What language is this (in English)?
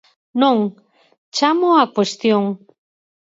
Galician